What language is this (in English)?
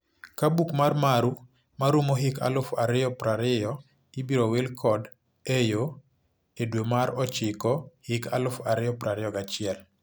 Luo (Kenya and Tanzania)